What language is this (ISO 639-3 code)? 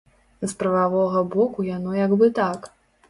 bel